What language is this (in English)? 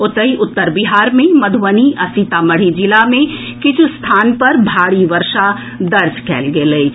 Maithili